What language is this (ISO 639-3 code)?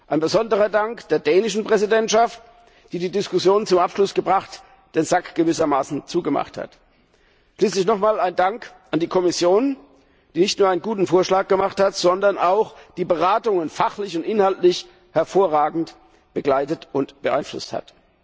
deu